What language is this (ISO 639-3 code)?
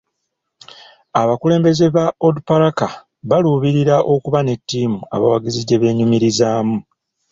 lug